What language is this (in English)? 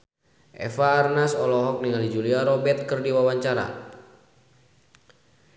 Sundanese